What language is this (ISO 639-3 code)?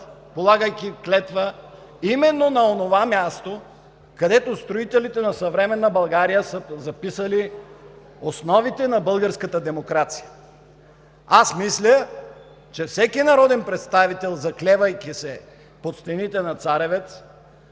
bul